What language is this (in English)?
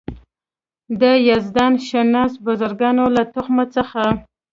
Pashto